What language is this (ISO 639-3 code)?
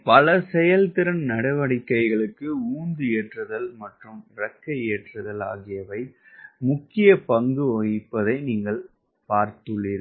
tam